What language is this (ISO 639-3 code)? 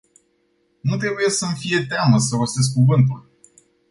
ron